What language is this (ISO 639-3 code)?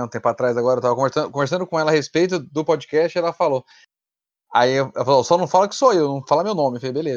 por